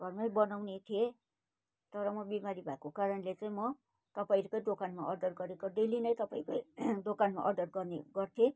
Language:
Nepali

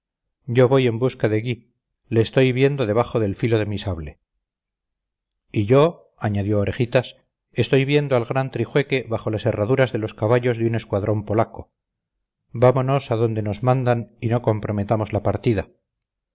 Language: Spanish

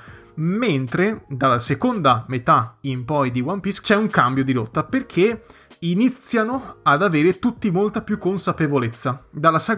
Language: Italian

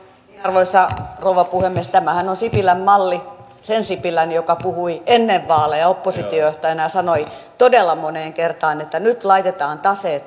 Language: Finnish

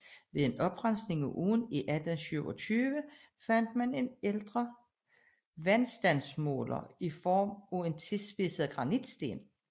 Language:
Danish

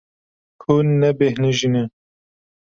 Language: Kurdish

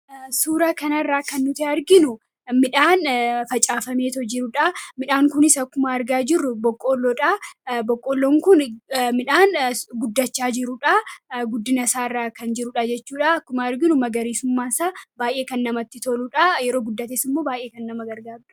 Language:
Oromo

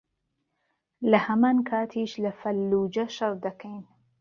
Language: Central Kurdish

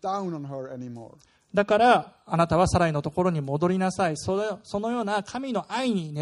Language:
Japanese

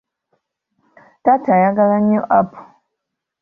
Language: Ganda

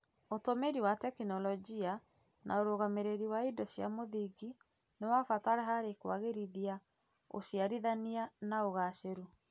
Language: Kikuyu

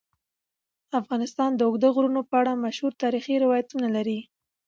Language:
Pashto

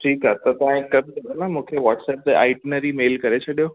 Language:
Sindhi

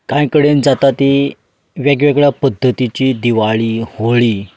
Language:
Konkani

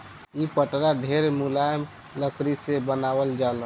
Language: Bhojpuri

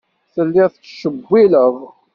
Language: Kabyle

